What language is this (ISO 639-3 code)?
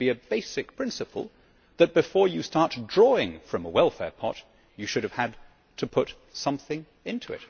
eng